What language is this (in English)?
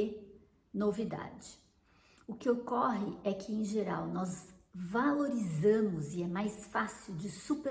Portuguese